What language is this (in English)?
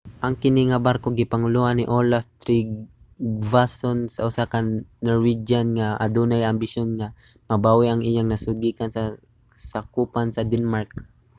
Cebuano